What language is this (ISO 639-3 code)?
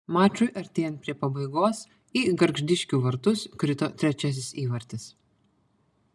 lit